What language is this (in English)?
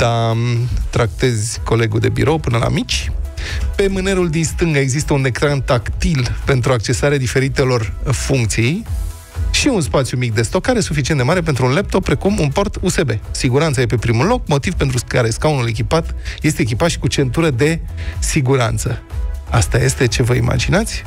Romanian